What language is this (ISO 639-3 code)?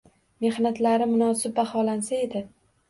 uzb